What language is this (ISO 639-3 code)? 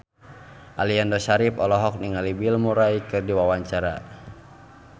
sun